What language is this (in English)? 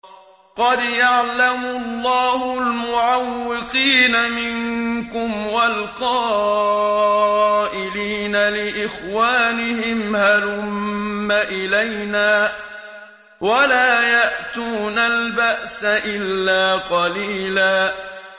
Arabic